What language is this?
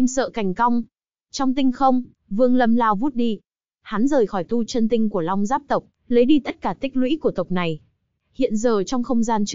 Vietnamese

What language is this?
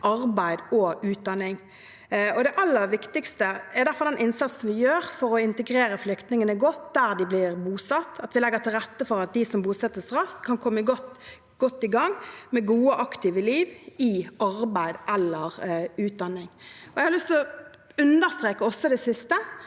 Norwegian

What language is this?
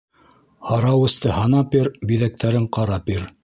Bashkir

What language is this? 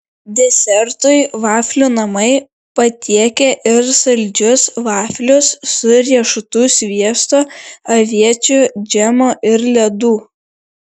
Lithuanian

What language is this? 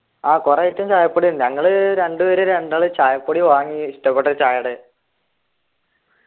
Malayalam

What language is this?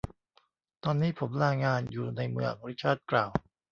Thai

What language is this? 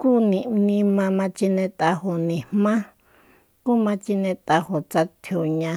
Soyaltepec Mazatec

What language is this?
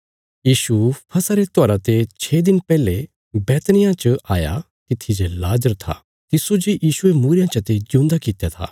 Bilaspuri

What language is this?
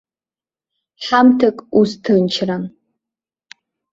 Abkhazian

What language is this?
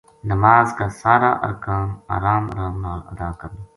Gujari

